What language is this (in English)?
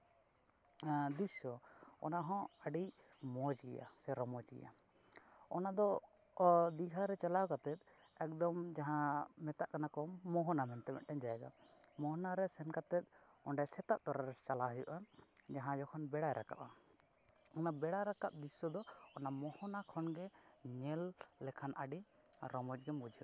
Santali